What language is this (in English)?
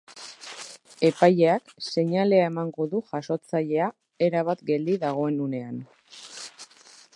Basque